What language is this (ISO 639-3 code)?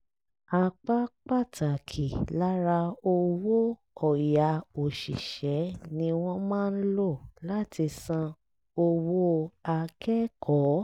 yor